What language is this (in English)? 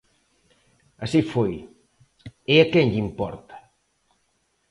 Galician